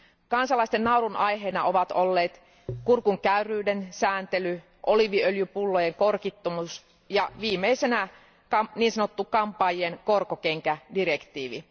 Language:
Finnish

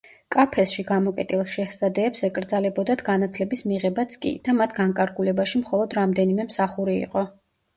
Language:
Georgian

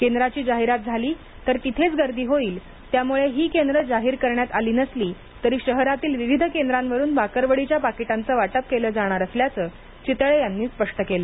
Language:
Marathi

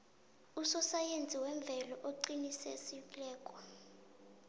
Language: South Ndebele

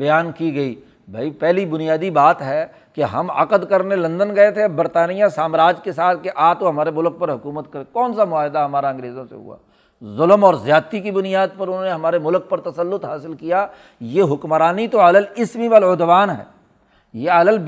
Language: Urdu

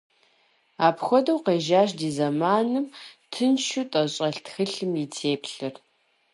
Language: Kabardian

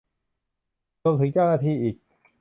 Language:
Thai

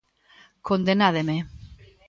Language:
Galician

